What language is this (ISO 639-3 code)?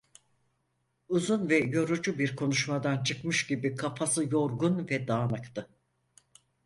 tur